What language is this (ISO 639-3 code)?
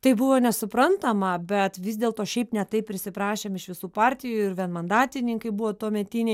lit